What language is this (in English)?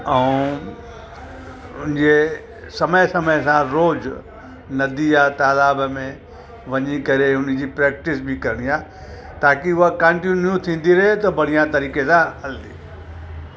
Sindhi